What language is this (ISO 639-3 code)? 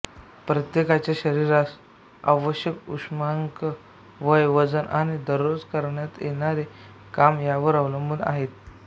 mar